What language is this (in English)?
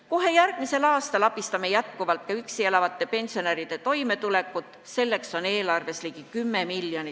Estonian